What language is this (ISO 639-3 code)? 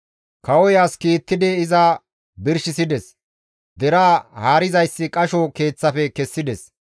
gmv